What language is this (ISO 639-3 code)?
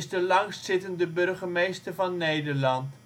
nld